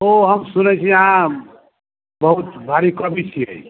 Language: Maithili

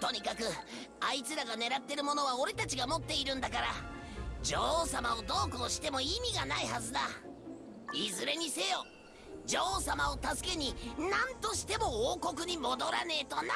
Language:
Japanese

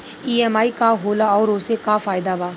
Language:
Bhojpuri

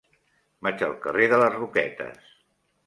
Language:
Catalan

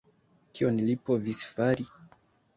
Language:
Esperanto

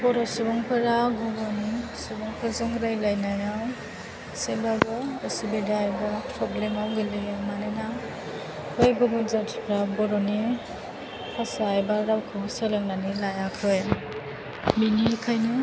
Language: Bodo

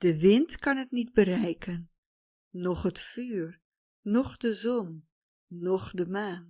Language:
Dutch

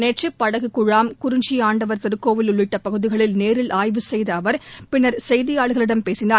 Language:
Tamil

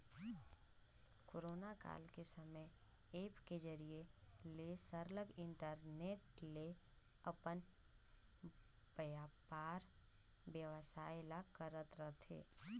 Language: Chhattisgarhi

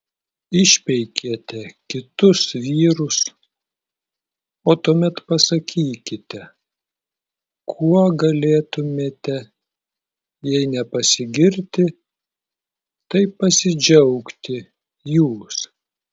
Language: Lithuanian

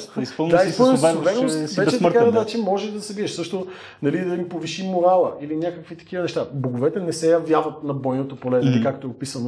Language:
Bulgarian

